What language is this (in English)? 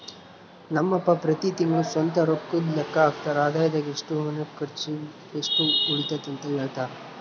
Kannada